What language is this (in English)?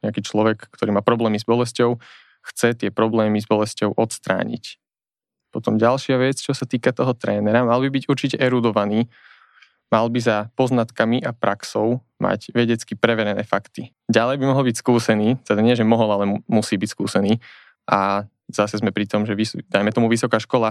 Slovak